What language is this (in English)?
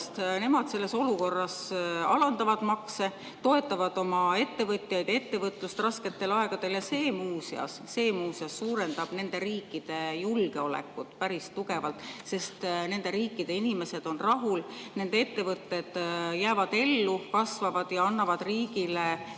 Estonian